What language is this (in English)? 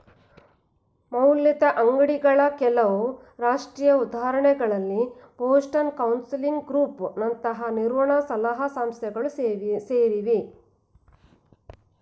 Kannada